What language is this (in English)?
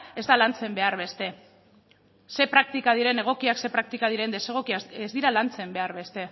Basque